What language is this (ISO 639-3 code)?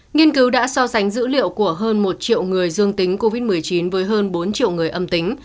vie